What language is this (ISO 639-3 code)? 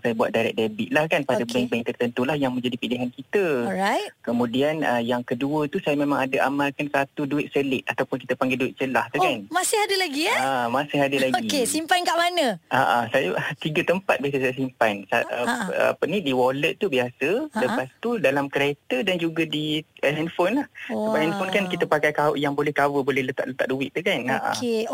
msa